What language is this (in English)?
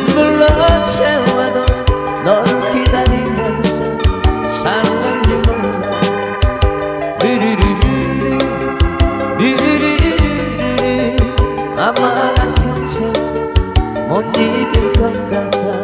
Korean